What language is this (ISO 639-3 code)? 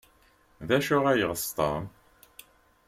kab